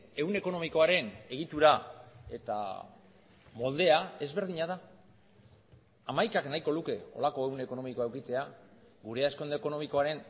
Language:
Basque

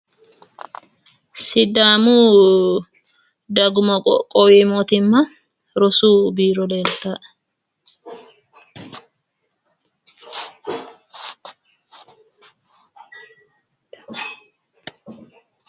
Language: Sidamo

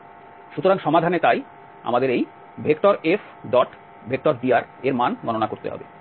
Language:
Bangla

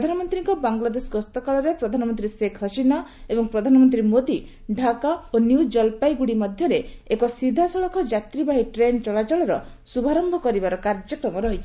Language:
Odia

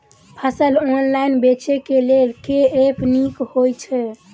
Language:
Maithili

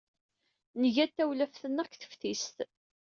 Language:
Kabyle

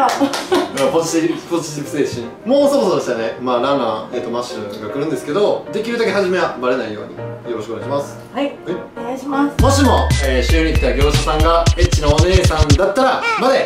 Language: Japanese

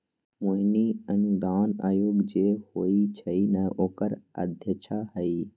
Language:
Magahi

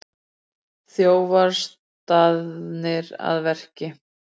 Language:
Icelandic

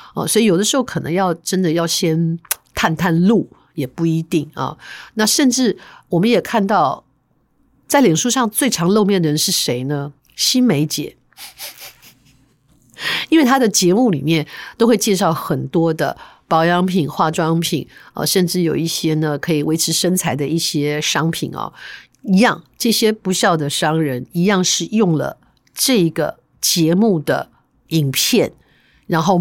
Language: Chinese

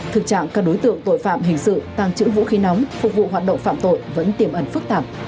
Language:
Vietnamese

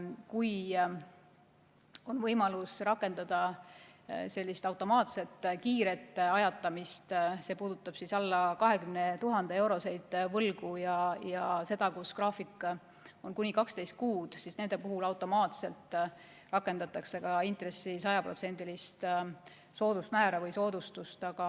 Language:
Estonian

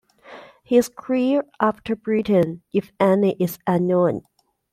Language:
English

